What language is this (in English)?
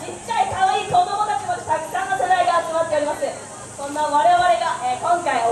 Japanese